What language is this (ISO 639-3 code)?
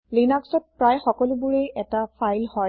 asm